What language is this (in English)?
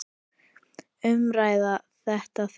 Icelandic